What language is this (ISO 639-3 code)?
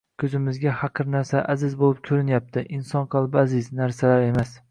uzb